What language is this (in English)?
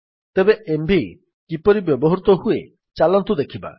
Odia